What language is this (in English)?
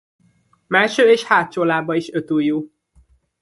Hungarian